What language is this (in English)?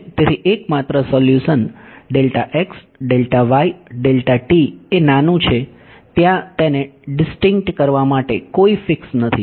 Gujarati